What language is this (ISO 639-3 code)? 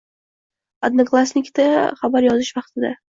uzb